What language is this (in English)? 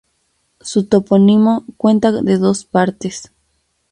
Spanish